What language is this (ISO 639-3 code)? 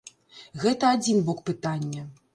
bel